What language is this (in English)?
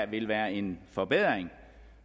Danish